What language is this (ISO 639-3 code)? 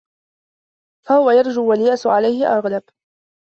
ara